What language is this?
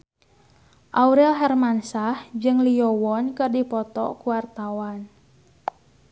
Sundanese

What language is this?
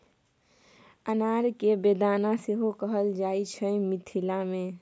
Maithili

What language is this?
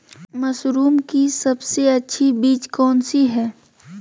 Magahi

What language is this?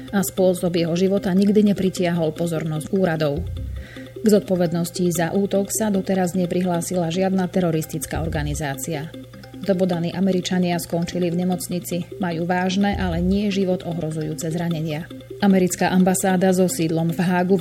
Slovak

